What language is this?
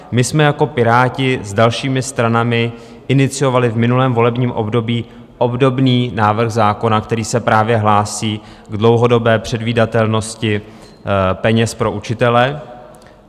Czech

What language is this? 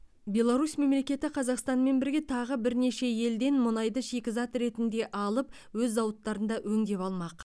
Kazakh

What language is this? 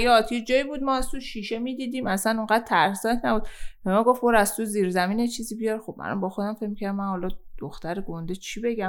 Persian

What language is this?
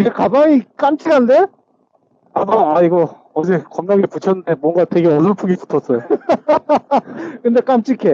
Korean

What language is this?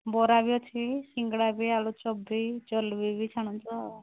Odia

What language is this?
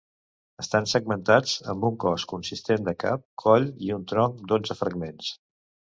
Catalan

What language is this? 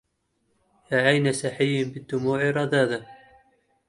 Arabic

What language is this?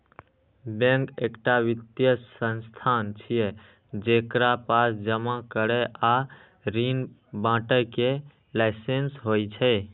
Maithili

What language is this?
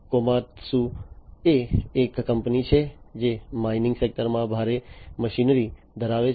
Gujarati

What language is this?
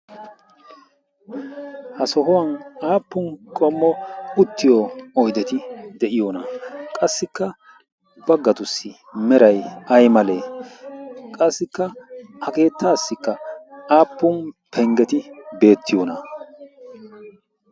Wolaytta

